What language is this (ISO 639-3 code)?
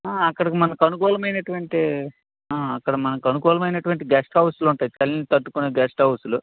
tel